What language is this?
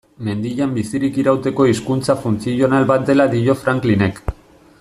Basque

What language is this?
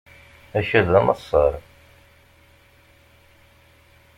Kabyle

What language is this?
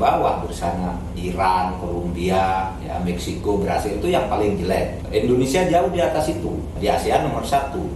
Indonesian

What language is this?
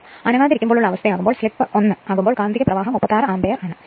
Malayalam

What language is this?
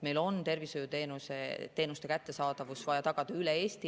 Estonian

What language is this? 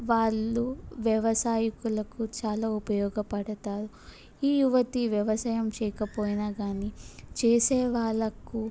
Telugu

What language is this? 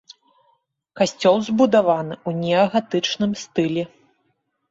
Belarusian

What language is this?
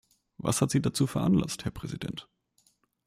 German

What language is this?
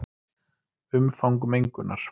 Icelandic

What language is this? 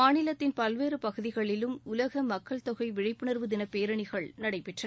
Tamil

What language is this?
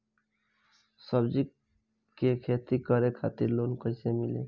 Bhojpuri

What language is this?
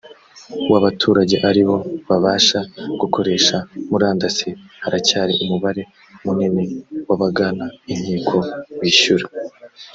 Kinyarwanda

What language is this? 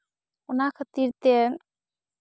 Santali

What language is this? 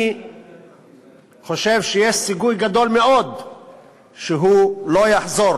Hebrew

